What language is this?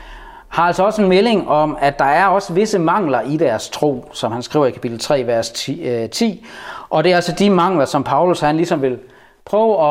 Danish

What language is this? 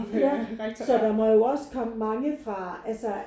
Danish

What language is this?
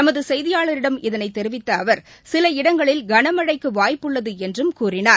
Tamil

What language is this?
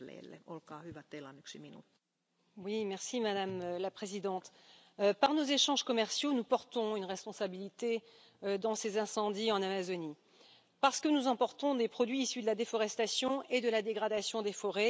French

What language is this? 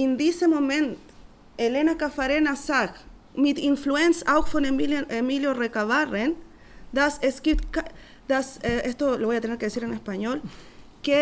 German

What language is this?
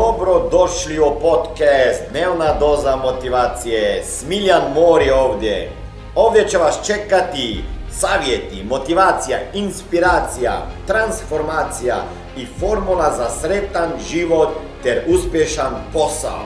Croatian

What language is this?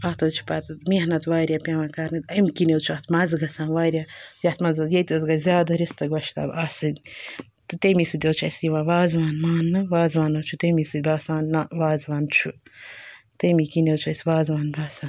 Kashmiri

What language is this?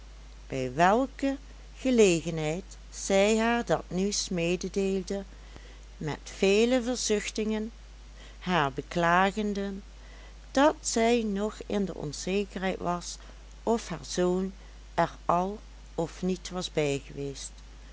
Dutch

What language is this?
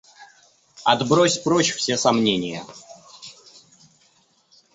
Russian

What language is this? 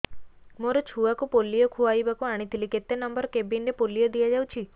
Odia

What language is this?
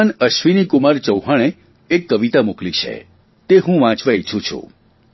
Gujarati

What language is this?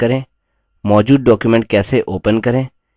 Hindi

